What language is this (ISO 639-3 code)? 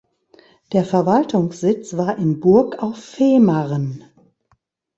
deu